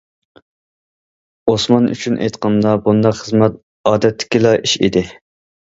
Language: Uyghur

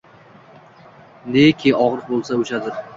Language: Uzbek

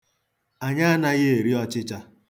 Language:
Igbo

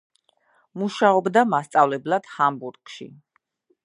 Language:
Georgian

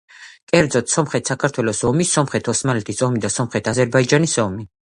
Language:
Georgian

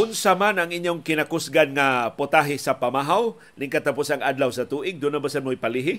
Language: Filipino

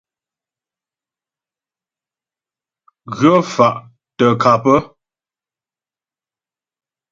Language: Ghomala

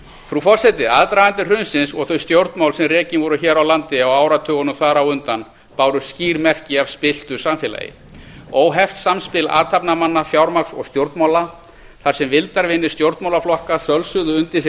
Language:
Icelandic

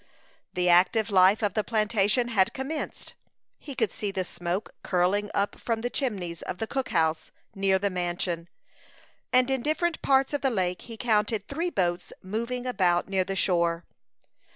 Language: English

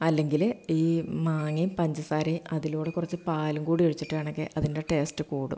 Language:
Malayalam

